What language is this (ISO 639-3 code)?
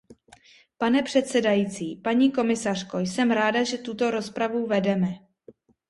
ces